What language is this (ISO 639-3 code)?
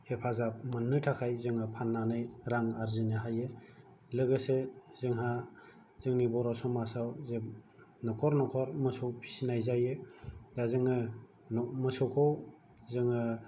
brx